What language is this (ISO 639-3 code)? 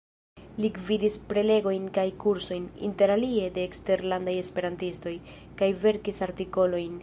epo